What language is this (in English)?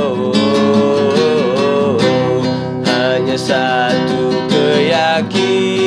Malay